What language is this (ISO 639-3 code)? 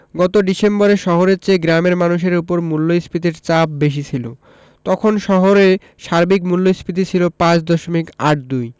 ben